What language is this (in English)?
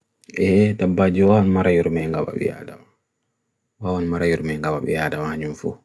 Bagirmi Fulfulde